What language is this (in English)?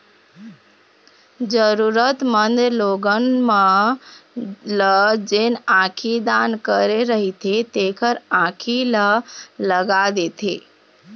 Chhattisgarhi